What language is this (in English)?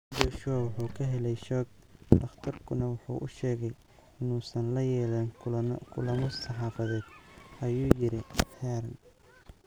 Somali